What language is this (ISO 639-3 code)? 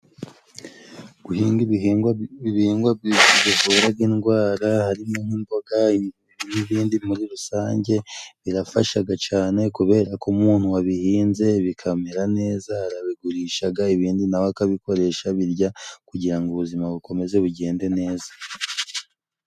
kin